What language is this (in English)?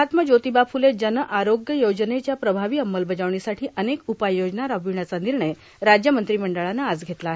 Marathi